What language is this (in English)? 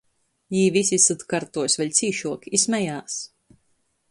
Latgalian